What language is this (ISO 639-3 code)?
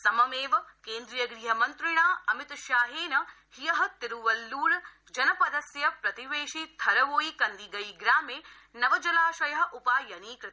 san